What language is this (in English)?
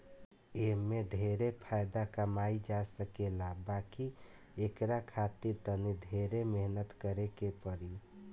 Bhojpuri